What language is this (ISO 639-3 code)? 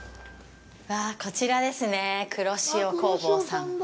jpn